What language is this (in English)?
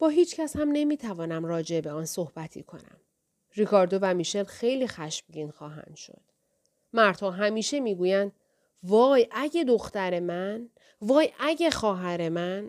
Persian